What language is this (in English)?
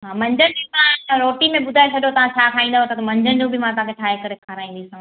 Sindhi